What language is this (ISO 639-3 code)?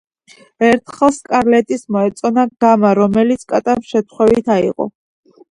kat